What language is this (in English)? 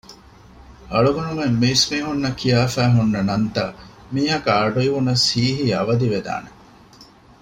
Divehi